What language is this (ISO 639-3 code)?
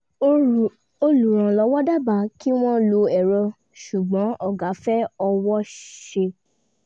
yor